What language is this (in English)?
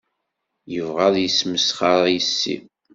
Kabyle